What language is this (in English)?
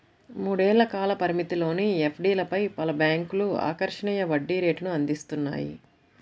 Telugu